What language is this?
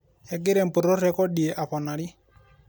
Masai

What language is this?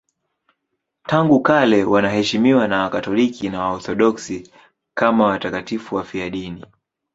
Swahili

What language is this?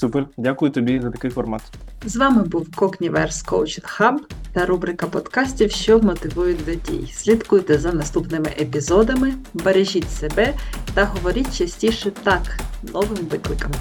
Ukrainian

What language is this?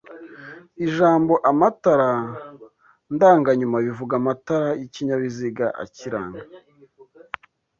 Kinyarwanda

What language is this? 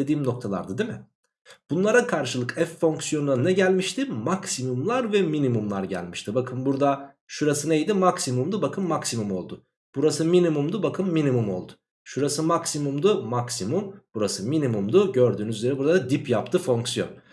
Turkish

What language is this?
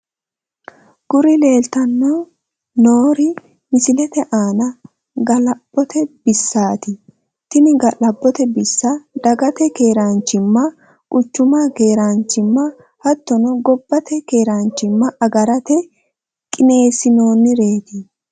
Sidamo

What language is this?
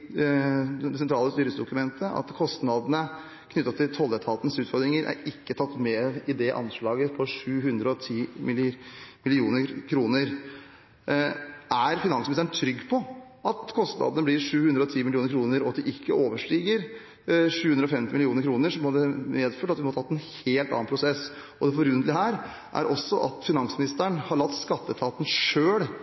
Norwegian Bokmål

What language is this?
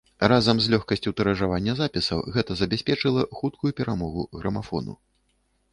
Belarusian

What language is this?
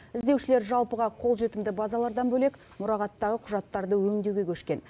Kazakh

